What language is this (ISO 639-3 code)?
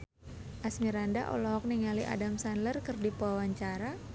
sun